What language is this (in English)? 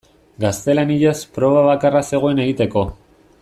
Basque